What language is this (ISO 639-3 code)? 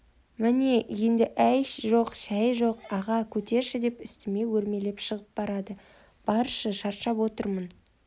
kaz